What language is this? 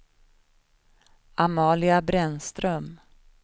Swedish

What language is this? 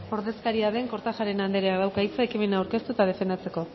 Basque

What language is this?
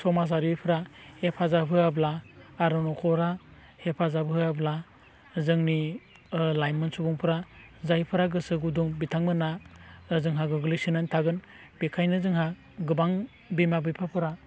Bodo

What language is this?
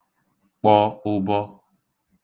Igbo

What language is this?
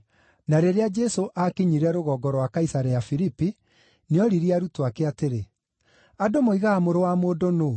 Kikuyu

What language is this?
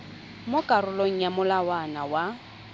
Tswana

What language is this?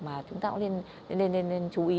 Vietnamese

